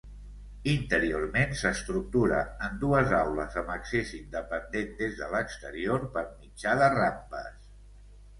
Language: Catalan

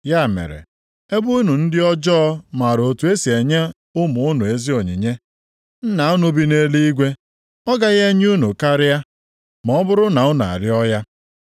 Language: Igbo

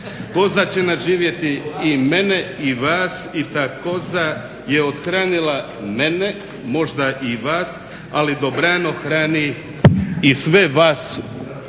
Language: Croatian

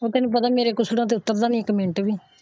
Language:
Punjabi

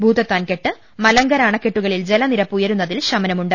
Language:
Malayalam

